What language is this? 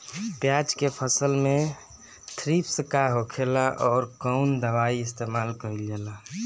Bhojpuri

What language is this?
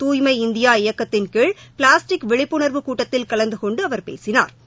Tamil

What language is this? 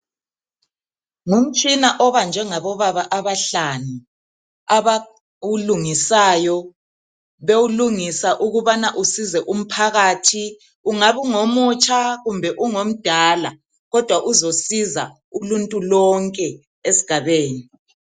North Ndebele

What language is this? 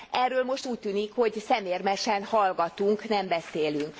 Hungarian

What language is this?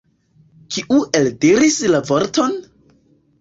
Esperanto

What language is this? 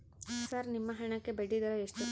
Kannada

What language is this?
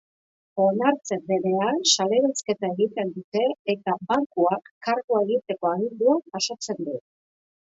Basque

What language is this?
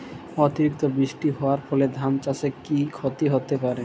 Bangla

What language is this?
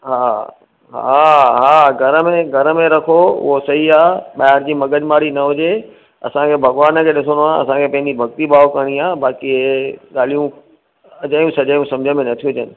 Sindhi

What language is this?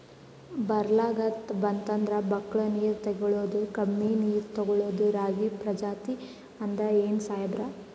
Kannada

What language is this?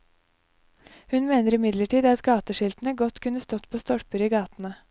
Norwegian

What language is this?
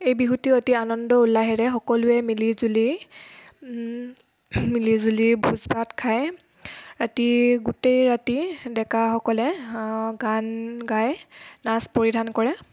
Assamese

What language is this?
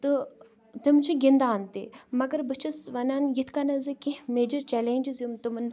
Kashmiri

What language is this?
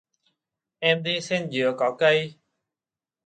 Vietnamese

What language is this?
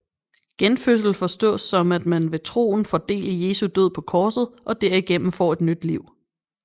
Danish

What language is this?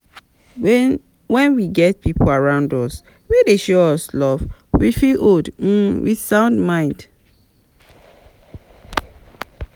Nigerian Pidgin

